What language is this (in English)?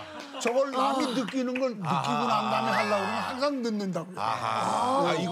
Korean